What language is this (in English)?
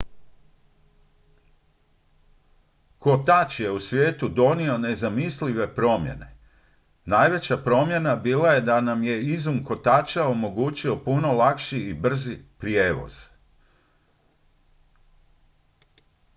Croatian